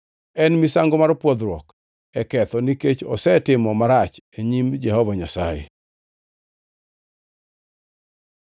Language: Luo (Kenya and Tanzania)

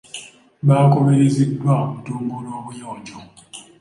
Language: Ganda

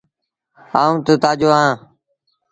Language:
Sindhi Bhil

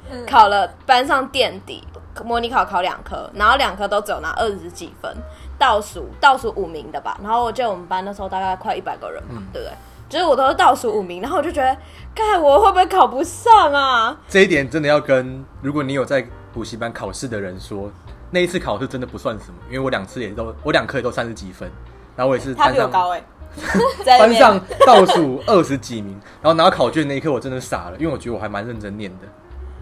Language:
Chinese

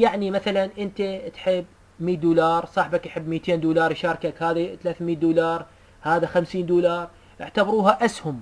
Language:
Arabic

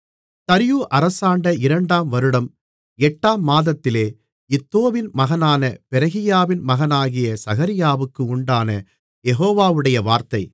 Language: Tamil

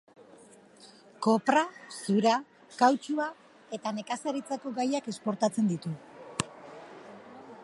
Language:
Basque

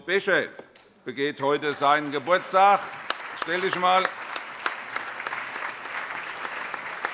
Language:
German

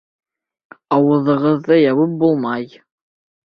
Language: Bashkir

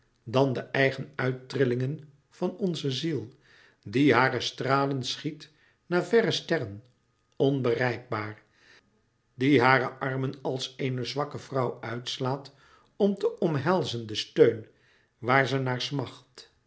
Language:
Dutch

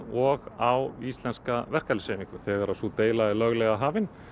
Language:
Icelandic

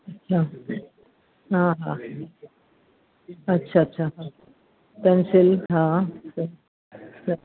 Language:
Sindhi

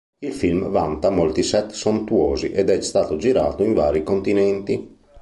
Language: Italian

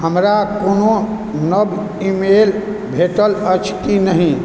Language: Maithili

